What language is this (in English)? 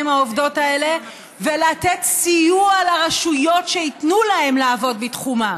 Hebrew